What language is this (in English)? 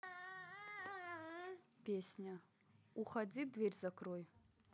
Russian